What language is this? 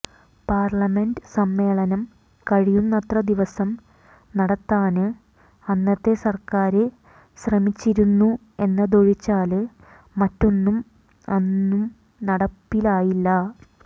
Malayalam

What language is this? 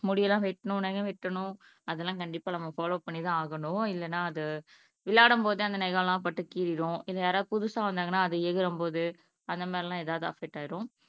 Tamil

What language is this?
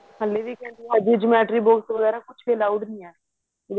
Punjabi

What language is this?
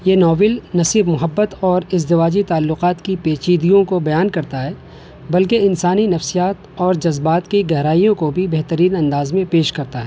Urdu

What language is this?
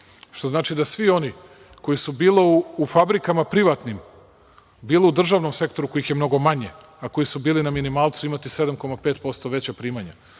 Serbian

